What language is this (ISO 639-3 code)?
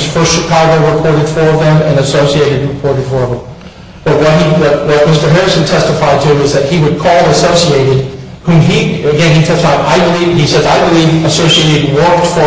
eng